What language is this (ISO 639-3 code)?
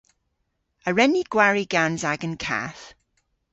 cor